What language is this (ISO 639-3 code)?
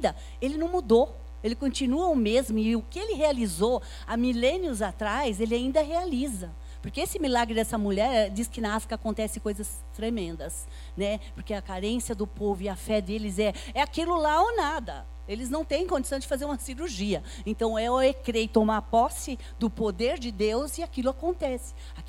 por